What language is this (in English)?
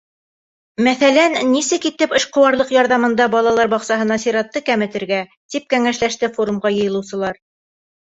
Bashkir